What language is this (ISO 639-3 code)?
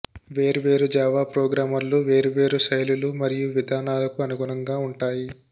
tel